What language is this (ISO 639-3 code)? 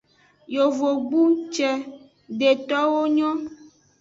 ajg